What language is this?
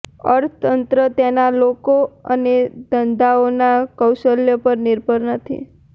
Gujarati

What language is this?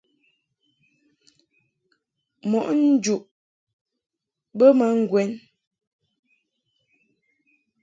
Mungaka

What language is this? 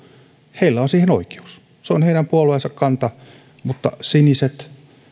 Finnish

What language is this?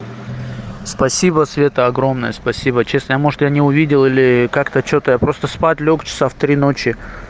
Russian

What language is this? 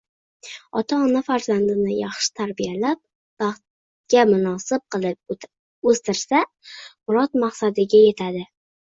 Uzbek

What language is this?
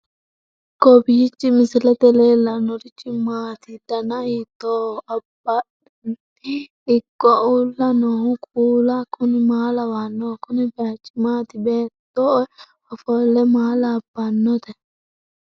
Sidamo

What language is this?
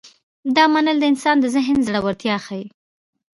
Pashto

